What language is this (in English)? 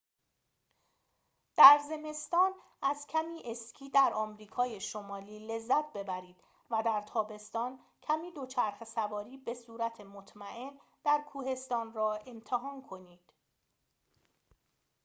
Persian